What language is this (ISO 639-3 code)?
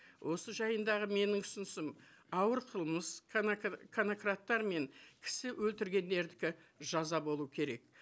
kaz